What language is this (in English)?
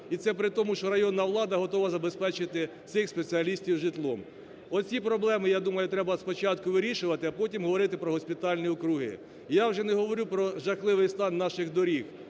Ukrainian